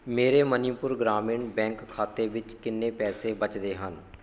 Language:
Punjabi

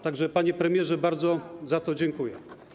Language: Polish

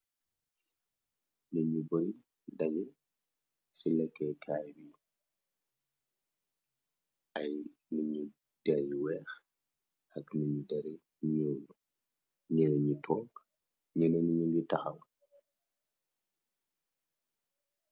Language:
Wolof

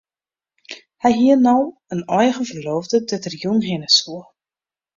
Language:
Western Frisian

